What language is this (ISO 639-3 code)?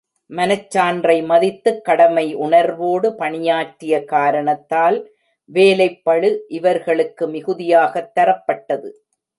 tam